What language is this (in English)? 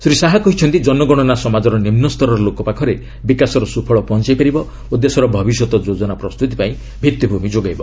Odia